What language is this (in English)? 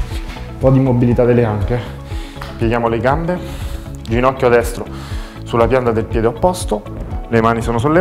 Italian